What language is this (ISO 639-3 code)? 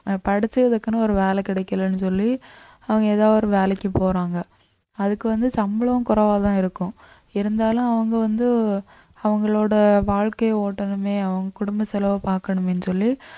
tam